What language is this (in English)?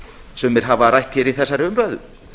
Icelandic